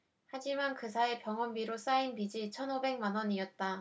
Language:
Korean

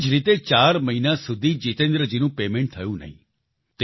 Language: Gujarati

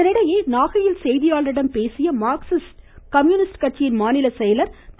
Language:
Tamil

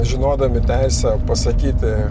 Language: Lithuanian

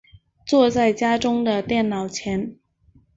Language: Chinese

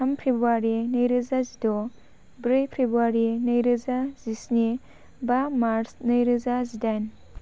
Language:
Bodo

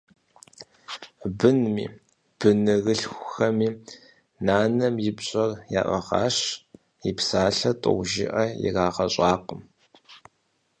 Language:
Kabardian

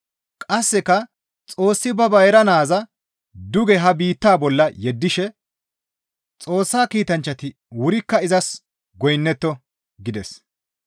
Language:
Gamo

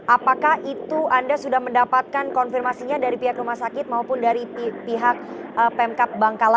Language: Indonesian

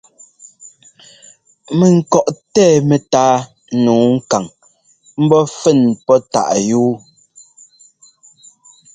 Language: Ngomba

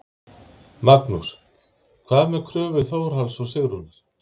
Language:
Icelandic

